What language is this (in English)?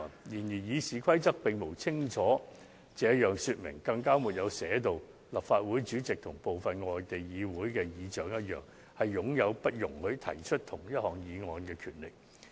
Cantonese